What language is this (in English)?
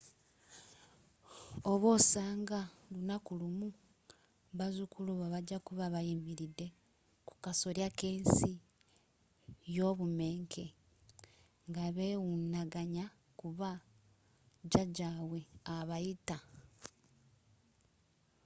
Ganda